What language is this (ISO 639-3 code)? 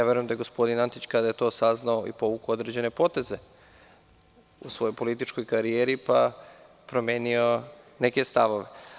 srp